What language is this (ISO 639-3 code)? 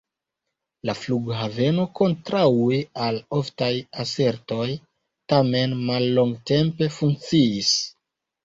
epo